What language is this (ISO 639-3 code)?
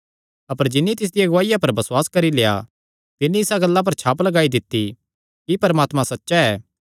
xnr